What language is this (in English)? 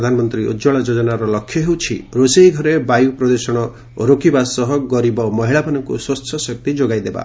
Odia